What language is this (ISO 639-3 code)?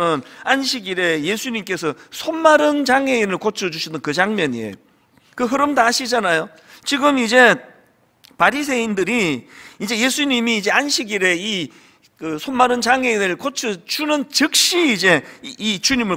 kor